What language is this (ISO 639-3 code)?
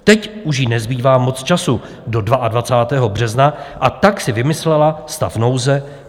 ces